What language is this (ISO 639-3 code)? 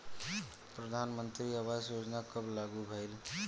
bho